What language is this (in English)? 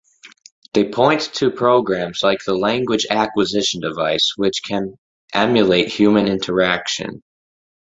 English